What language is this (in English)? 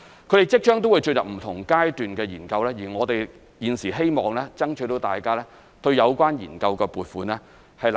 Cantonese